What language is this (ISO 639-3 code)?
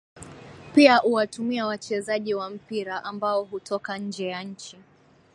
swa